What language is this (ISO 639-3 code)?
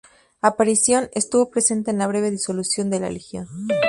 spa